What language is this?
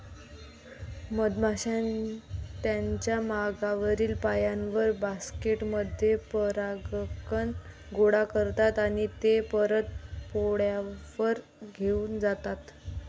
Marathi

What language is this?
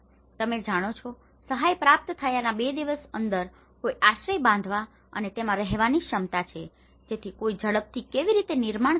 Gujarati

